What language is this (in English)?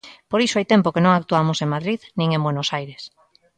Galician